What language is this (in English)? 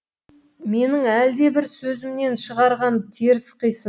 Kazakh